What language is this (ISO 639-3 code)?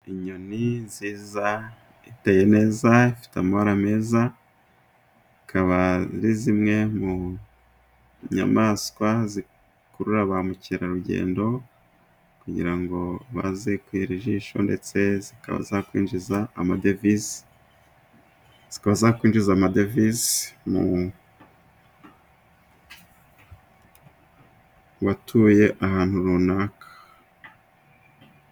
kin